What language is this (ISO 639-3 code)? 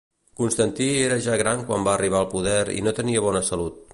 cat